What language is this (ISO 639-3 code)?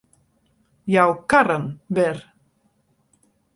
fry